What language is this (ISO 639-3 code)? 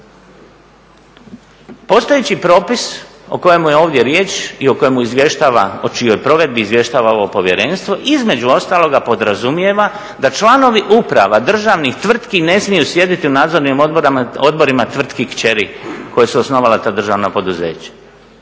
hrv